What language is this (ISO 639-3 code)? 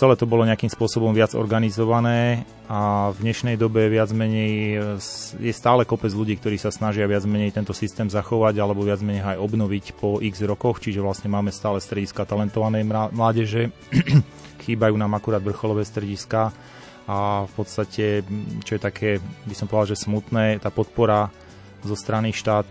slk